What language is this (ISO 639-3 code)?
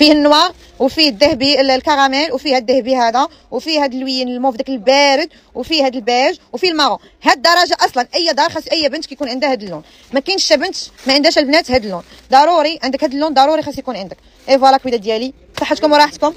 ara